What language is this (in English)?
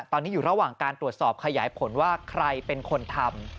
Thai